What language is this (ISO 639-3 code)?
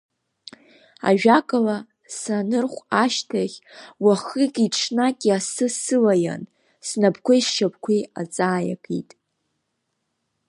abk